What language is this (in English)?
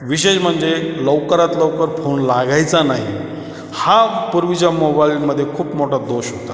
Marathi